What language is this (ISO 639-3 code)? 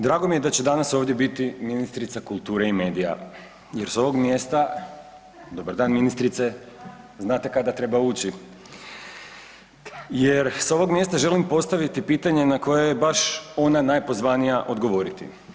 hrv